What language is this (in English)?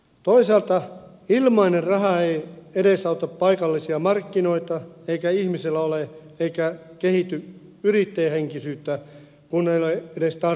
Finnish